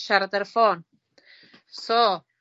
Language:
Welsh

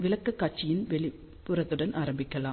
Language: Tamil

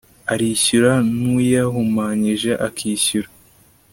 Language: Kinyarwanda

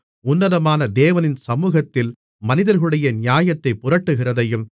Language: Tamil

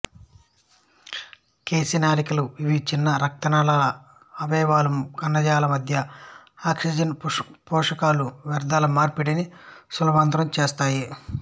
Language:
Telugu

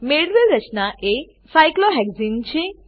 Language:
Gujarati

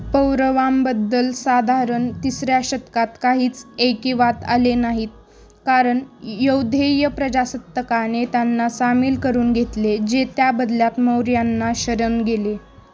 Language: Marathi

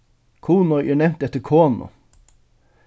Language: Faroese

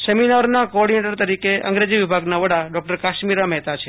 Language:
Gujarati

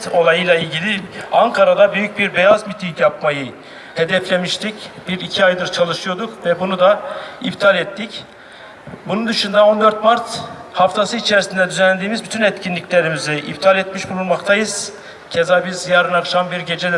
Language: Turkish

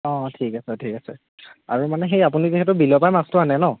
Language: Assamese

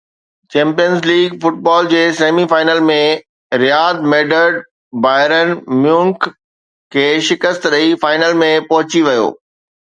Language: Sindhi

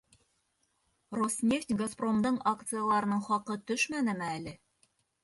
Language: Bashkir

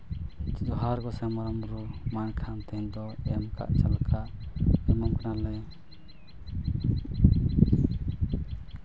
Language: Santali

